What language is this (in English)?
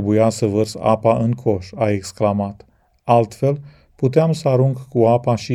Romanian